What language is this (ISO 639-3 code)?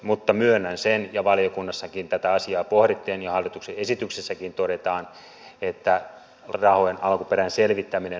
fin